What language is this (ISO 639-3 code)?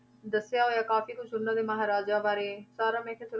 pan